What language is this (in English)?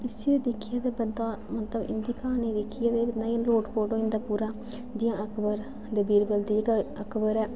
Dogri